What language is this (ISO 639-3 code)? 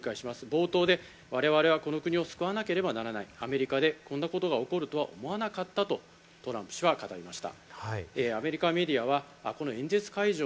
jpn